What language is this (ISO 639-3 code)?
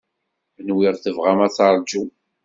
kab